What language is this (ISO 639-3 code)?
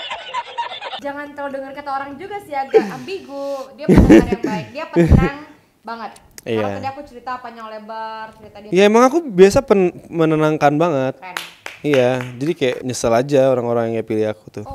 ind